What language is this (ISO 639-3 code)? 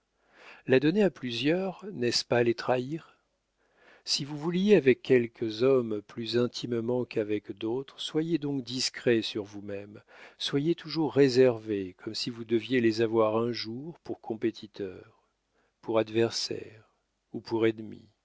fra